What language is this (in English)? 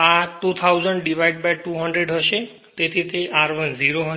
Gujarati